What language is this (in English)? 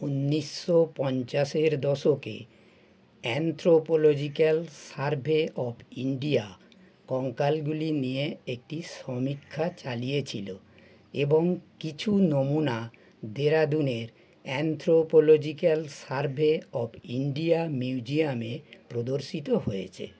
Bangla